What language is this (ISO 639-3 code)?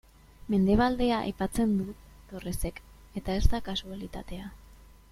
eus